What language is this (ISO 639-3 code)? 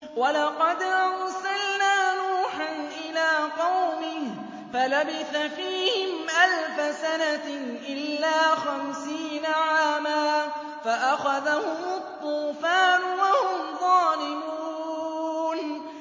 ara